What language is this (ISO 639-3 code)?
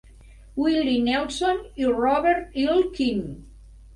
cat